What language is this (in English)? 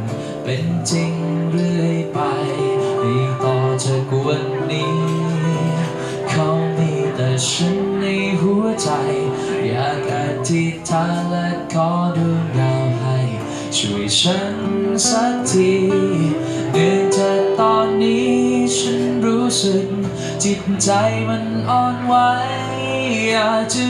Thai